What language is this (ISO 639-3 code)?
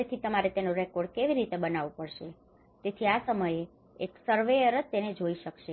guj